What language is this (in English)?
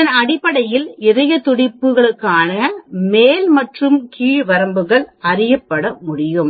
Tamil